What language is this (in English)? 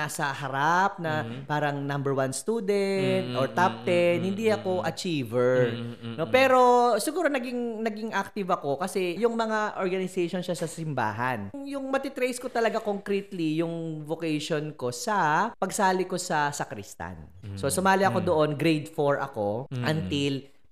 Filipino